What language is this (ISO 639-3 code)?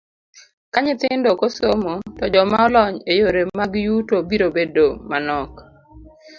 luo